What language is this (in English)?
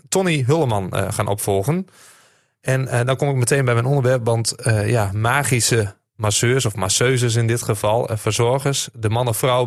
Dutch